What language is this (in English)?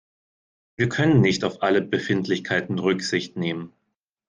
German